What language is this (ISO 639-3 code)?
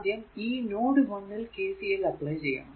mal